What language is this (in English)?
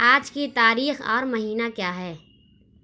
Urdu